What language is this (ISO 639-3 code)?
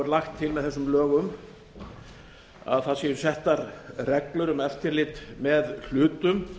isl